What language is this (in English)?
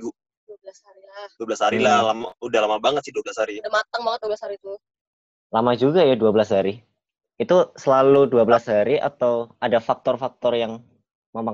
Indonesian